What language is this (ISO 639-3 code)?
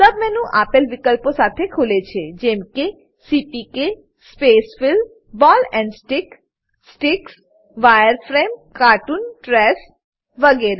guj